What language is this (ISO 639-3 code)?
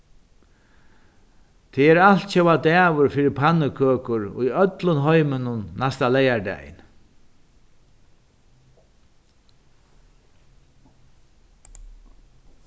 fao